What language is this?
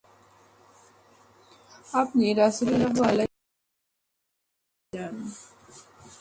Bangla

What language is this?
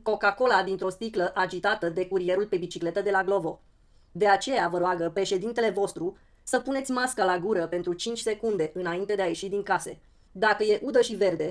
Romanian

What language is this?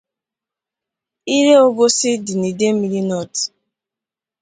Igbo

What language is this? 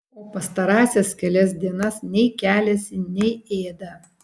Lithuanian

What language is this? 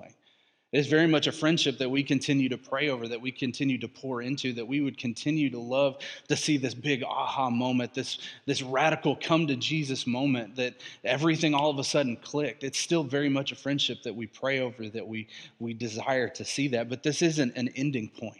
English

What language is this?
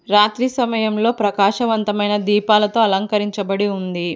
Telugu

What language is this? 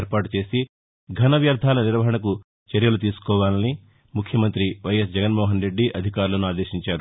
Telugu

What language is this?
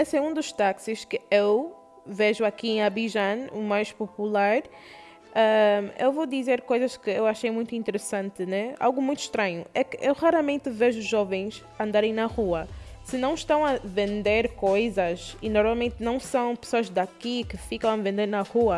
Portuguese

